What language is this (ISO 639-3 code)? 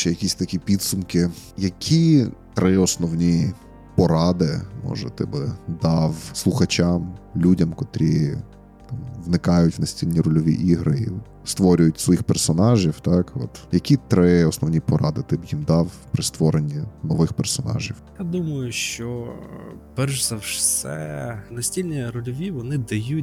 ukr